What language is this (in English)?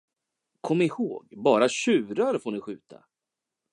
Swedish